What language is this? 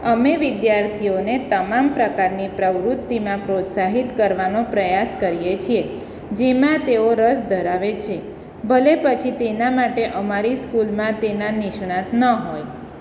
Gujarati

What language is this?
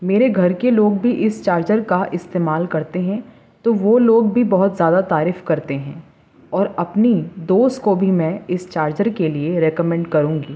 Urdu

